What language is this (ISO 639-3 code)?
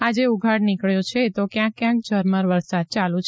guj